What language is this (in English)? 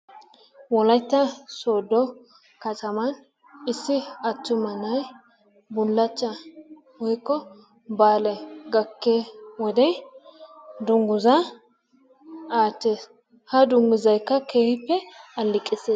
Wolaytta